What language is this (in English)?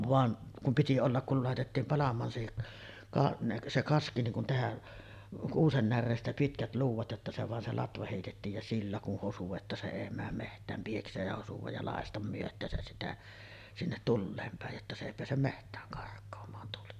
Finnish